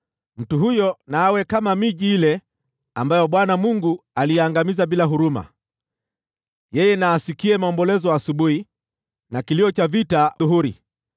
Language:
Swahili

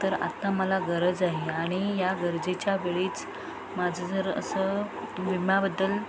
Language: Marathi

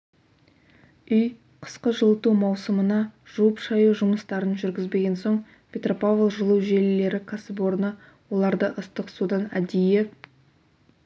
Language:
Kazakh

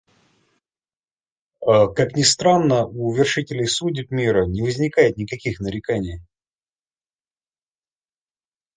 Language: Russian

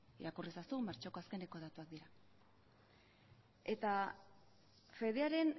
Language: Basque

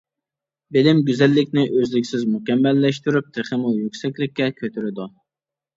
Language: Uyghur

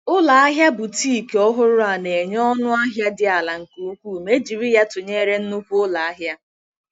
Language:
Igbo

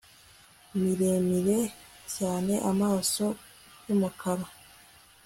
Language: Kinyarwanda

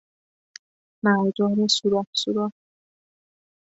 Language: Persian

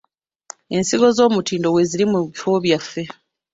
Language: Ganda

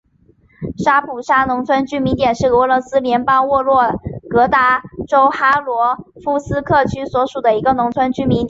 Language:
Chinese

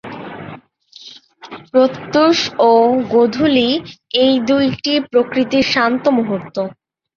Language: Bangla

